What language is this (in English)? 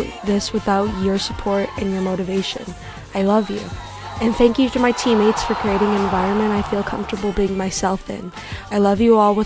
English